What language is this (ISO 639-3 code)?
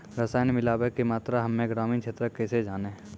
mai